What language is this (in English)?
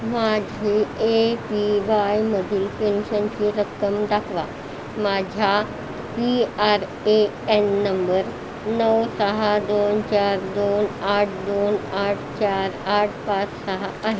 Marathi